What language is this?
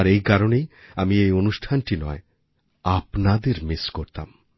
Bangla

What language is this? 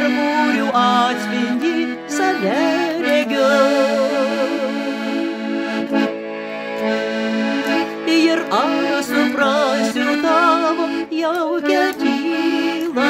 Lithuanian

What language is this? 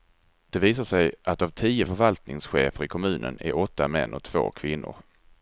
Swedish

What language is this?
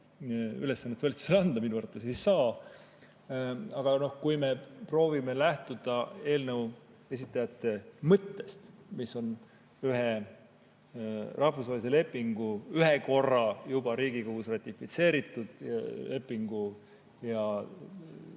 Estonian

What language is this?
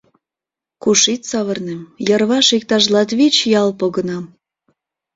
Mari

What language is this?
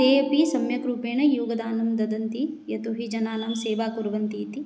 Sanskrit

